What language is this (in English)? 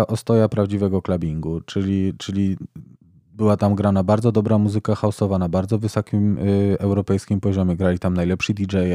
Polish